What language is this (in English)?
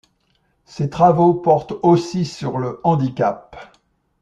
French